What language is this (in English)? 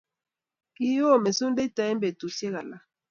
Kalenjin